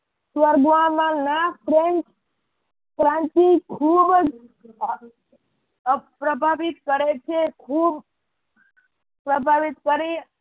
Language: Gujarati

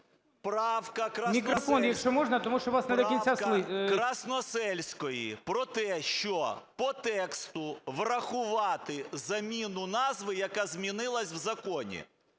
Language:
Ukrainian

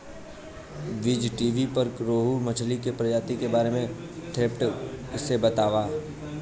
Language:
Bhojpuri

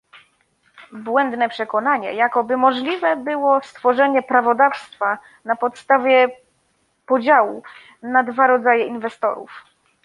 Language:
Polish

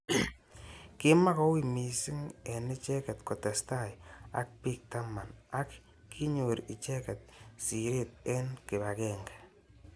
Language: Kalenjin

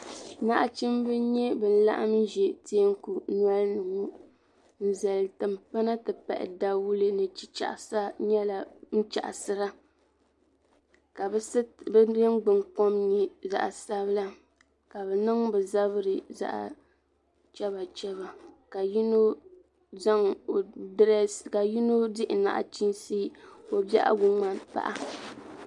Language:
Dagbani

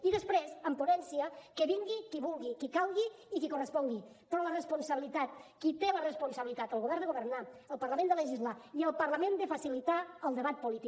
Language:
Catalan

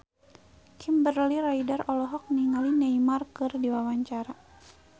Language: Sundanese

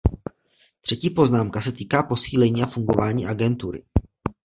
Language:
Czech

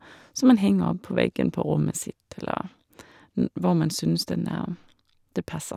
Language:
Norwegian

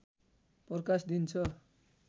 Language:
Nepali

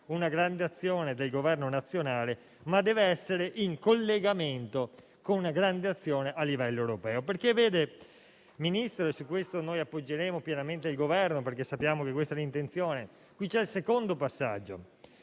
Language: Italian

